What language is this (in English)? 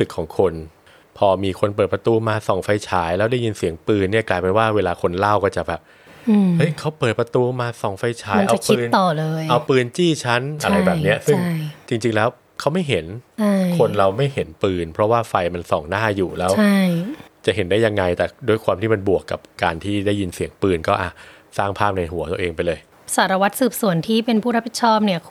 Thai